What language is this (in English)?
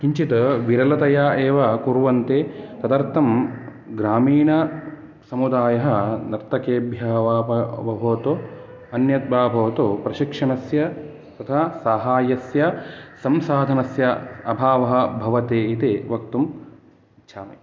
Sanskrit